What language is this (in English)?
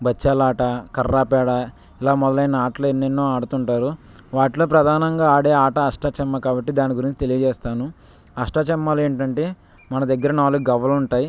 Telugu